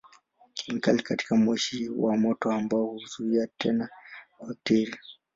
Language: Swahili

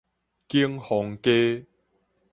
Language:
Min Nan Chinese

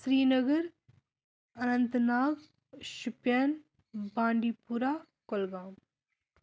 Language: Kashmiri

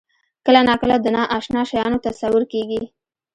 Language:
Pashto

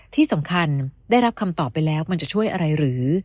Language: Thai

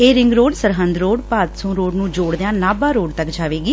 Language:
Punjabi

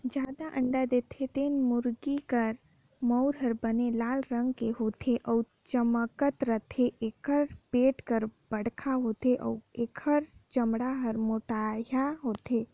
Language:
Chhattisgarhi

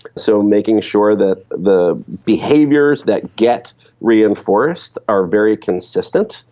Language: English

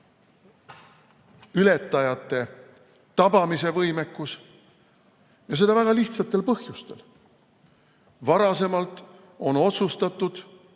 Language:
Estonian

